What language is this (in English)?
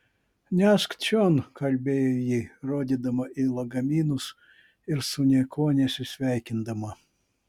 Lithuanian